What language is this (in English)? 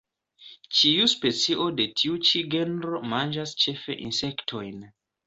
Esperanto